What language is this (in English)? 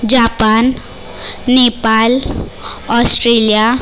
Marathi